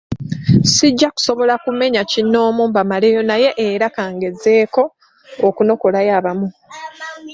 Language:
Ganda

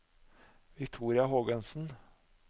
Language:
Norwegian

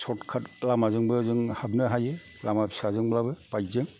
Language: Bodo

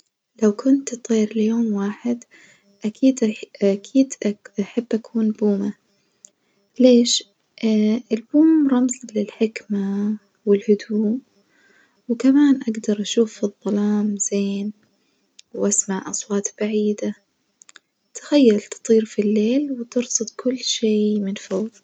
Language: Najdi Arabic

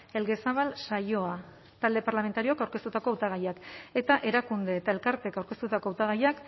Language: Basque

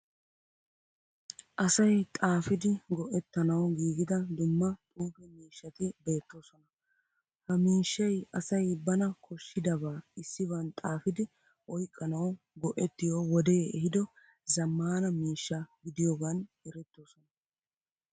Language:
Wolaytta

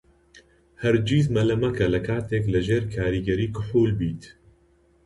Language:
Central Kurdish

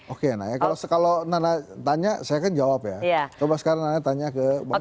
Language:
Indonesian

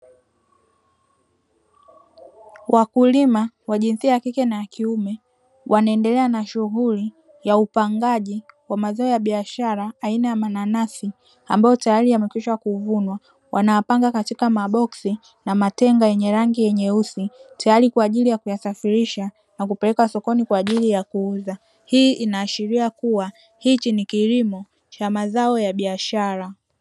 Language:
Swahili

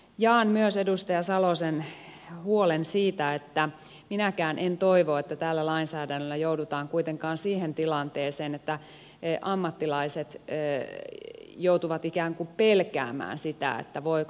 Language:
Finnish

